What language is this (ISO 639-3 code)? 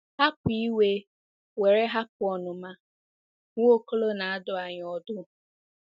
ibo